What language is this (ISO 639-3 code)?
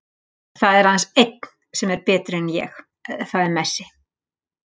isl